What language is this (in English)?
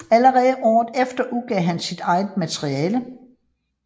Danish